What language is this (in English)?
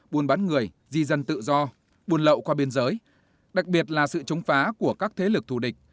Vietnamese